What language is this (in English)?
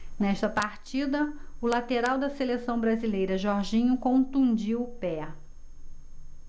Portuguese